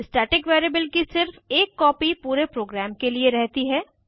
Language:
Hindi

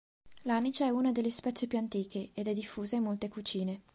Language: Italian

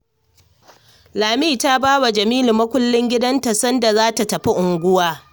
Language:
Hausa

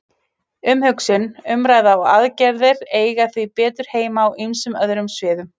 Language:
Icelandic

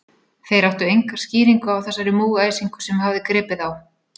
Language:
Icelandic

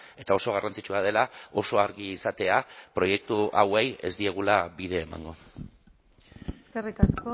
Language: Basque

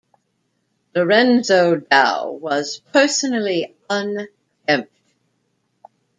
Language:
English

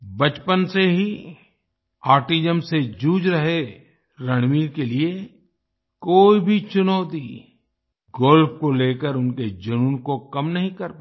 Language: Hindi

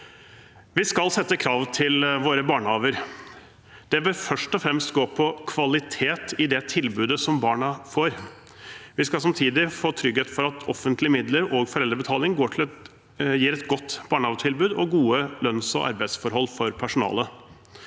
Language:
Norwegian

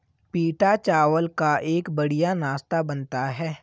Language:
Hindi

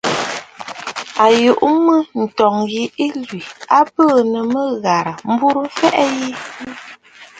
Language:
Bafut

